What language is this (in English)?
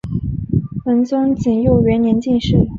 Chinese